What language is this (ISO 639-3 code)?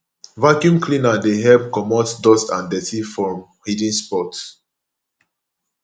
pcm